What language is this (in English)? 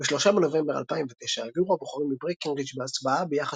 Hebrew